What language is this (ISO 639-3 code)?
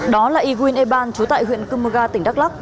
vie